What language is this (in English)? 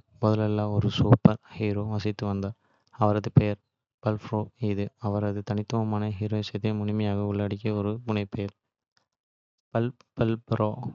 Kota (India)